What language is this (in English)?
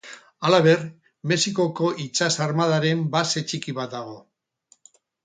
Basque